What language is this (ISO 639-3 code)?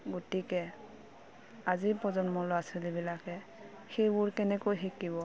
asm